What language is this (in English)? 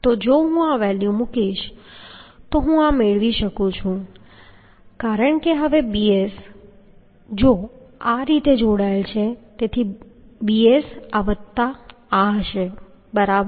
Gujarati